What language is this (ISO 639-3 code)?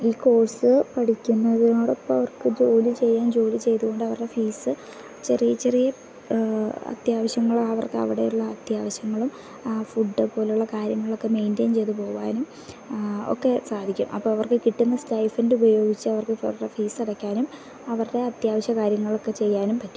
mal